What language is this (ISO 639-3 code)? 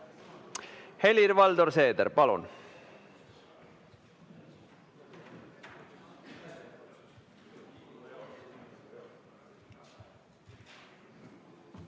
est